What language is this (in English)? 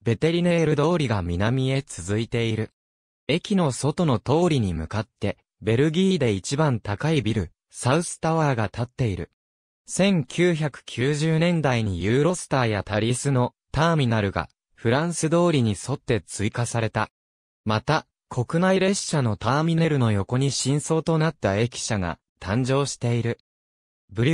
Japanese